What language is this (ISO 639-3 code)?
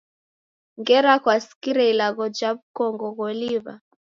dav